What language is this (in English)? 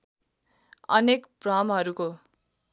Nepali